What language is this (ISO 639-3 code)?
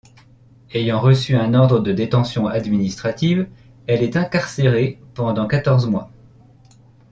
fra